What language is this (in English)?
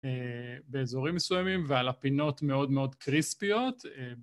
Hebrew